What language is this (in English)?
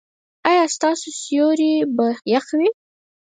Pashto